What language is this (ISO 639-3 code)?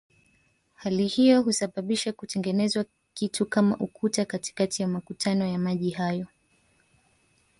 swa